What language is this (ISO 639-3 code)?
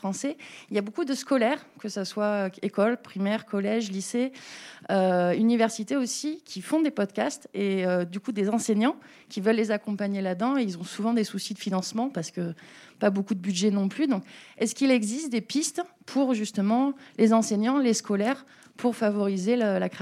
fra